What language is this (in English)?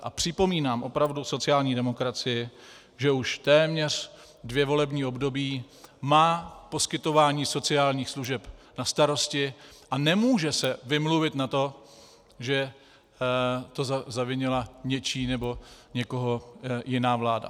Czech